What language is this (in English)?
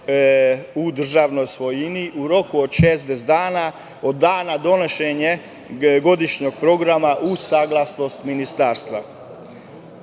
Serbian